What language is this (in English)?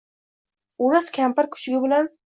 Uzbek